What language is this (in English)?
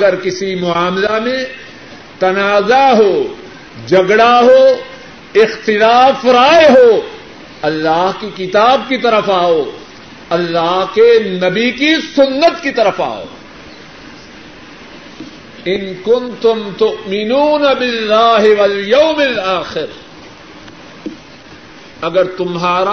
Urdu